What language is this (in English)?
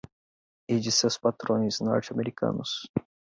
Portuguese